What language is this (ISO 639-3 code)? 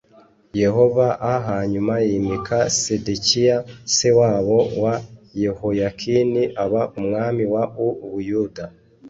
kin